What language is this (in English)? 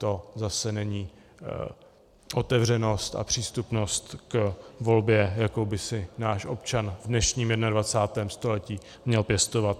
Czech